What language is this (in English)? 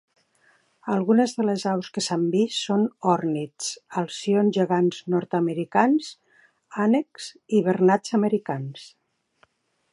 Catalan